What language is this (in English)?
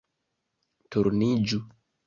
Esperanto